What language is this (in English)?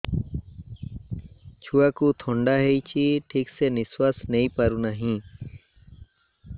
Odia